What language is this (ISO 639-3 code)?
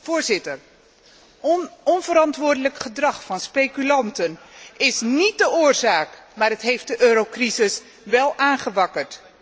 nld